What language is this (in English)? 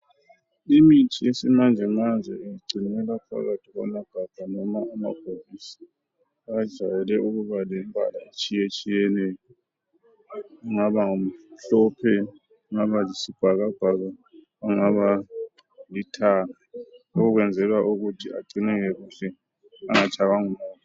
North Ndebele